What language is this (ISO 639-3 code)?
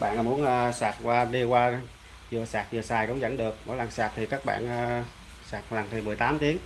vie